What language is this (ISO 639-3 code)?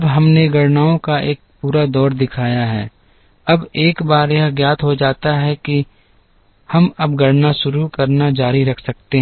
hin